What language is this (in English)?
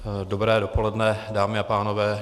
Czech